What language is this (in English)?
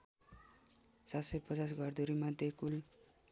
Nepali